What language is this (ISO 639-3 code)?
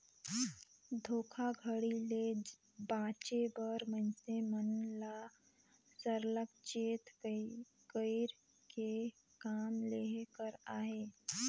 hne